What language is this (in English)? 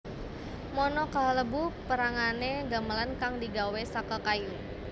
Javanese